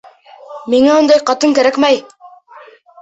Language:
Bashkir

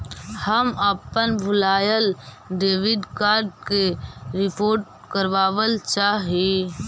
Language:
Magahi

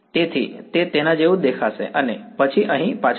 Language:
Gujarati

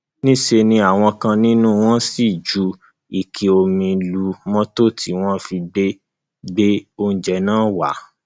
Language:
Yoruba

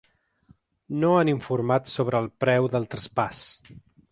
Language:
Catalan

